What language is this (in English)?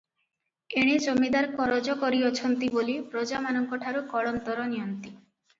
Odia